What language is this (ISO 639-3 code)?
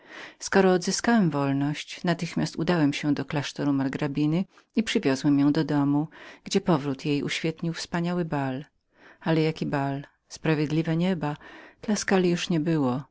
pol